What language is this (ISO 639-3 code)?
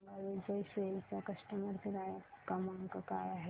mar